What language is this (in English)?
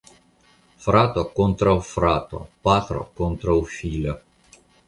Esperanto